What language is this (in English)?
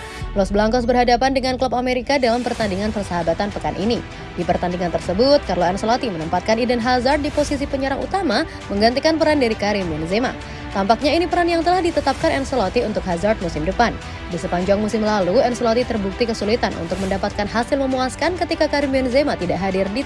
Indonesian